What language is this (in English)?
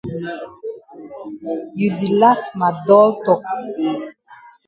Cameroon Pidgin